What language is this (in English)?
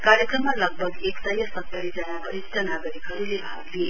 Nepali